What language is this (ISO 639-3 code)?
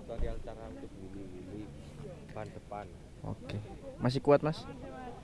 ind